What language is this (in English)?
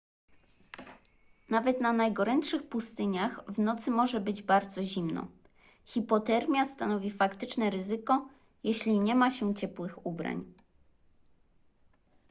Polish